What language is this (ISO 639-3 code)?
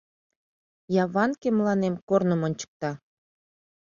chm